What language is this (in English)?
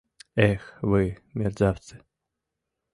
Mari